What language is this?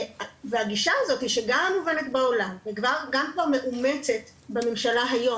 Hebrew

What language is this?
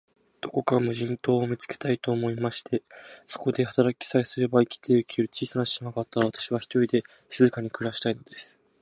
Japanese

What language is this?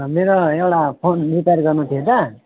Nepali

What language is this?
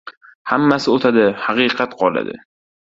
Uzbek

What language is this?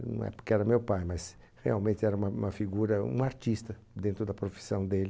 Portuguese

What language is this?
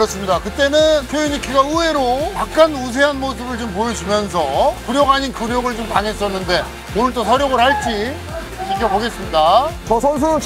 Korean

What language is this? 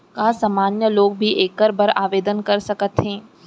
Chhattisgarhi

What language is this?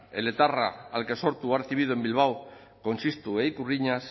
Spanish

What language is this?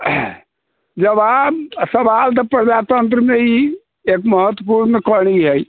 Maithili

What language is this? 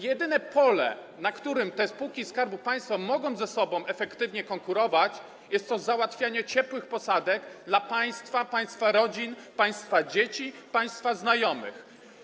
Polish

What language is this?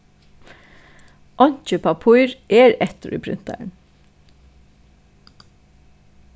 Faroese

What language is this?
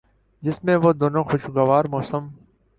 Urdu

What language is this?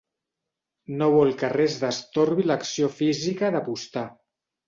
Catalan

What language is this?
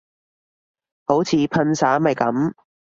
Cantonese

